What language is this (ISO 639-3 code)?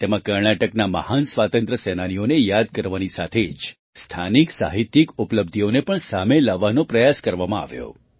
guj